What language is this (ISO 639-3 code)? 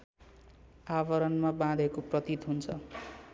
nep